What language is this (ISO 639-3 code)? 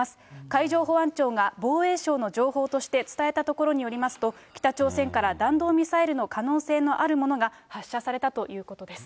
jpn